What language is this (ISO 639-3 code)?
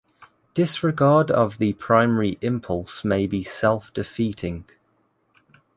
eng